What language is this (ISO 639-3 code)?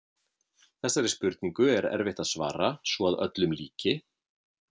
isl